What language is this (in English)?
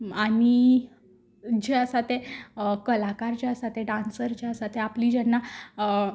Konkani